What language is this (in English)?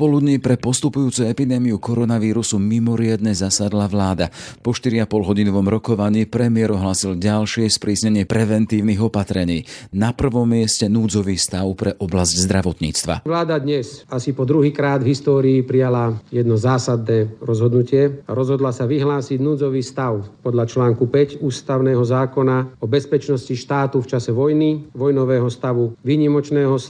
Slovak